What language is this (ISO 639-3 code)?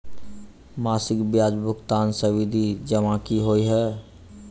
mai